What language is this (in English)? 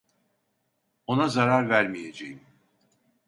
Turkish